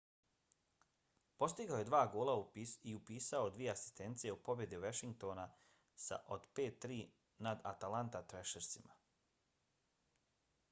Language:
Bosnian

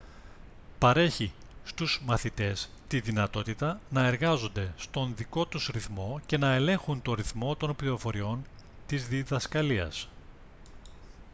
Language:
Greek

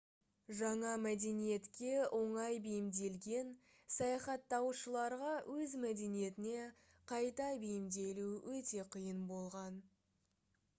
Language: Kazakh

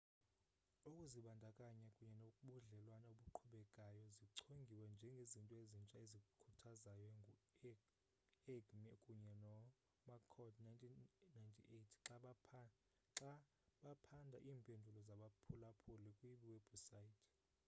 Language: Xhosa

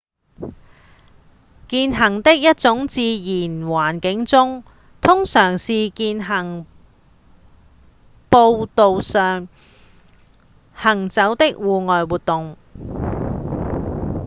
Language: Cantonese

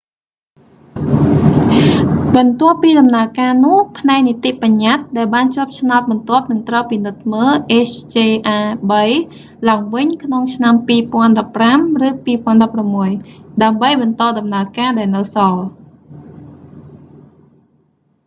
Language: Khmer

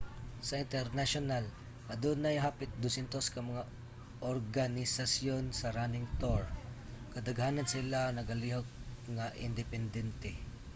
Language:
Cebuano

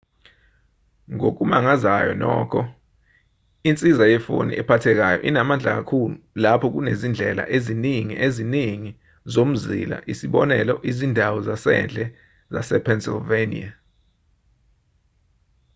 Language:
Zulu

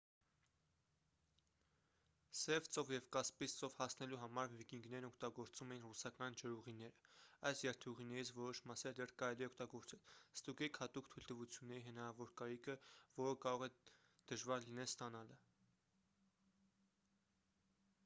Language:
Armenian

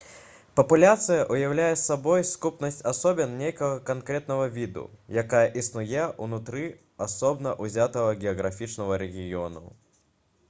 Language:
Belarusian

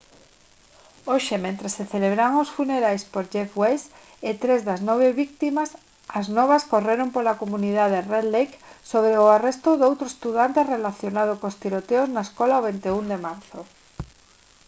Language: Galician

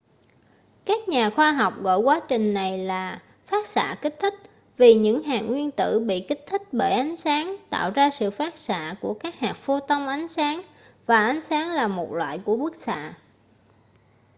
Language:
Vietnamese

